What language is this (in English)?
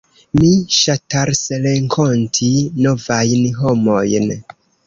Esperanto